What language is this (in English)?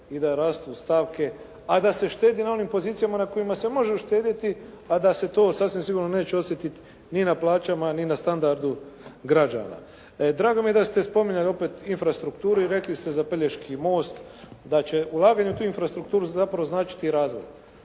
Croatian